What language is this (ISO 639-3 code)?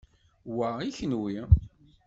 kab